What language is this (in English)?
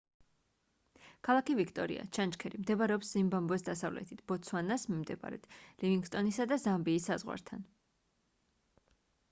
Georgian